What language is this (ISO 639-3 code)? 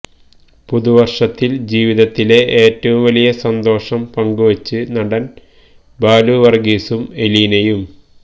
mal